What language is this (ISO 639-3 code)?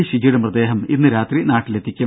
mal